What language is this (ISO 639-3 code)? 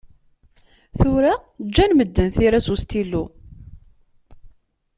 kab